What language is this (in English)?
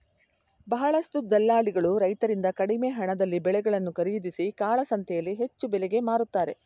Kannada